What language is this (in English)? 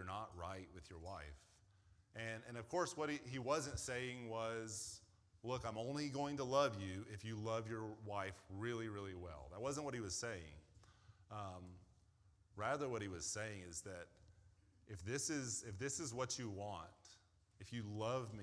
English